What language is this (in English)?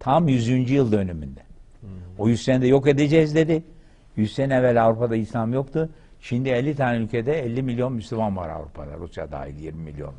Turkish